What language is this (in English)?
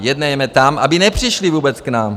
Czech